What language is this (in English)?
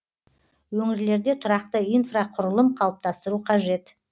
Kazakh